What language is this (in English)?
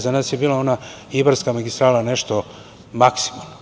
Serbian